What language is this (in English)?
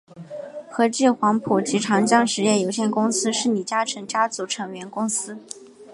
Chinese